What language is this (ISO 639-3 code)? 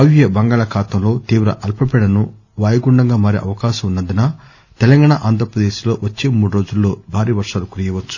tel